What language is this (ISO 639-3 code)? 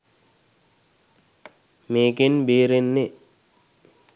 sin